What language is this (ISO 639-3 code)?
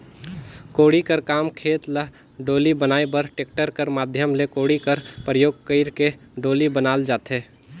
hne